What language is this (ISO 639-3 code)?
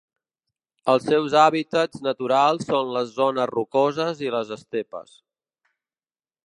cat